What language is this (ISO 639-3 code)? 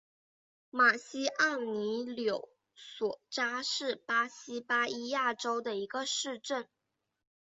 zho